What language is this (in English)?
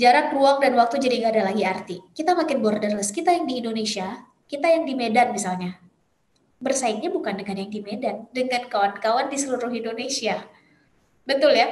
Indonesian